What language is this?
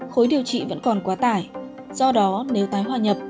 Vietnamese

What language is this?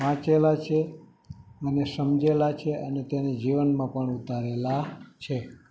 Gujarati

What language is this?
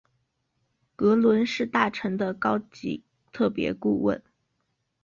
Chinese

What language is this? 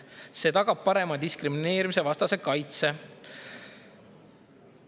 Estonian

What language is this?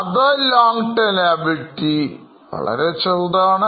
Malayalam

